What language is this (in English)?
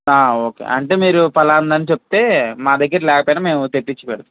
Telugu